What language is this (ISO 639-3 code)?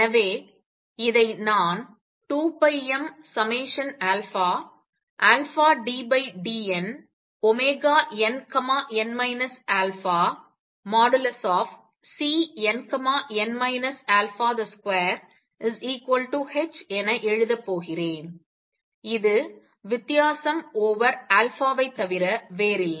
tam